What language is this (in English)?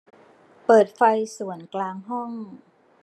Thai